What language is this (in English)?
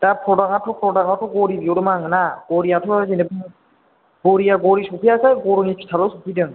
Bodo